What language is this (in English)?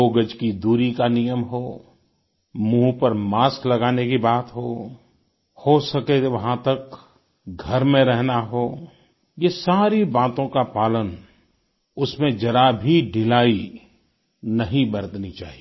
Hindi